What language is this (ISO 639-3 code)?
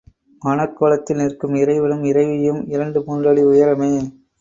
tam